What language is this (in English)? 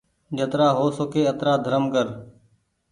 Goaria